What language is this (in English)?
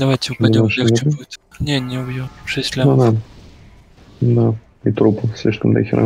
Russian